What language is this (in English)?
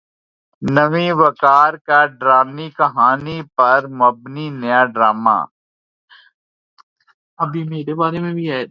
Urdu